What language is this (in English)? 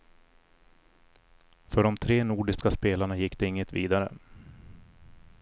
Swedish